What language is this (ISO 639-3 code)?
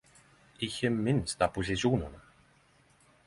nno